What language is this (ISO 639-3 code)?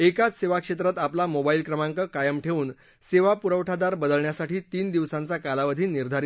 mar